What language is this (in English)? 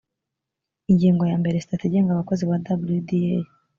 Kinyarwanda